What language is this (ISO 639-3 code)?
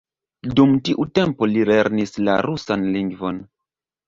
epo